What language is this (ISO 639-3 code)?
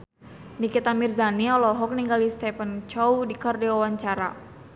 sun